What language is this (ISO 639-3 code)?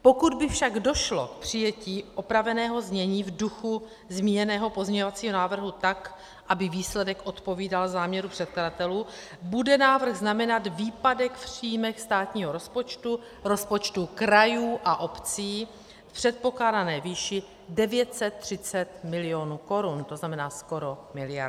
ces